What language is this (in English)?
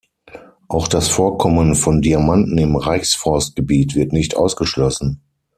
German